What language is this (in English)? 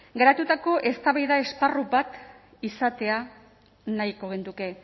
Basque